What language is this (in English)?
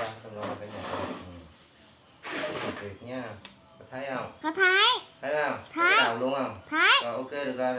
Vietnamese